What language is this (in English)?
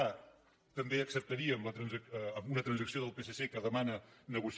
Catalan